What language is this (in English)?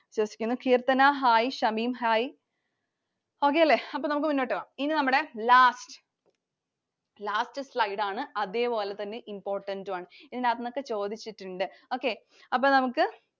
Malayalam